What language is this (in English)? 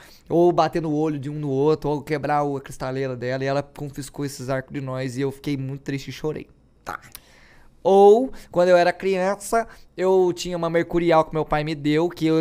Portuguese